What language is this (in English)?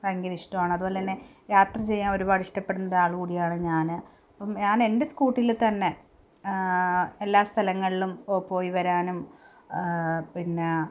Malayalam